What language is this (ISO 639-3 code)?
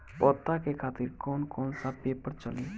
bho